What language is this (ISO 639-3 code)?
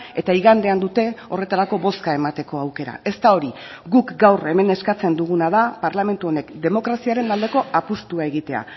eus